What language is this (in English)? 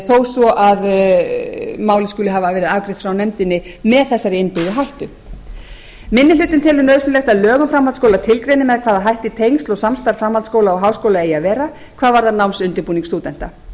Icelandic